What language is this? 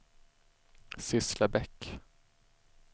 Swedish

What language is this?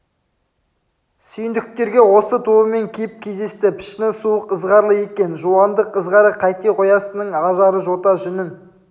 Kazakh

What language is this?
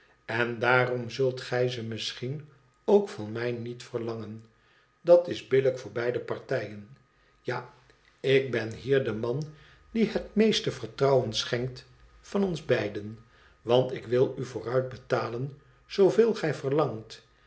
Dutch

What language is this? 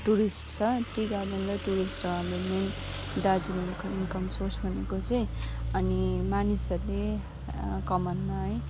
Nepali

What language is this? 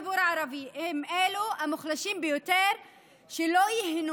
Hebrew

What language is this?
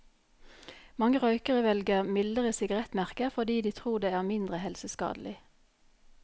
Norwegian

